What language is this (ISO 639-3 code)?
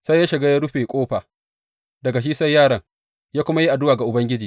hau